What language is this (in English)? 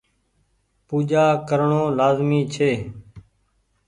Goaria